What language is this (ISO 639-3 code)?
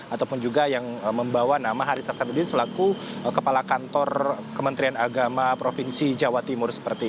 ind